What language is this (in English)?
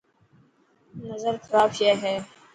Dhatki